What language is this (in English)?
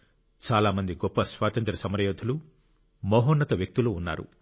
Telugu